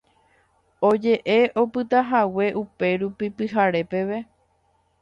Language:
Guarani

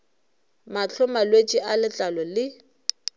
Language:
Northern Sotho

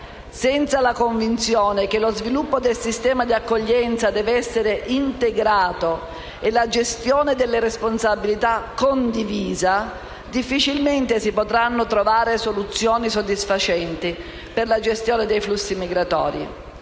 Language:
Italian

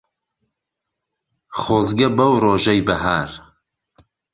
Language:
Central Kurdish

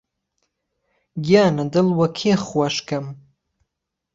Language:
Central Kurdish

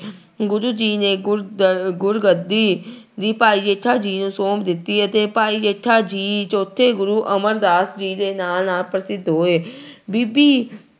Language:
Punjabi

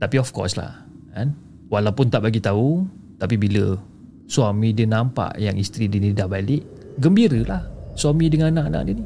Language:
Malay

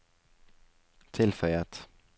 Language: Norwegian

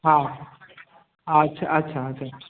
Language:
Sindhi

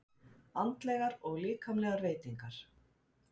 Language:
Icelandic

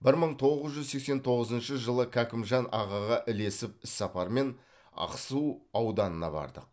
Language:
Kazakh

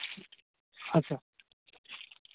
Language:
Santali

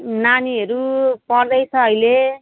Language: Nepali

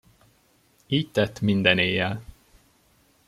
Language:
Hungarian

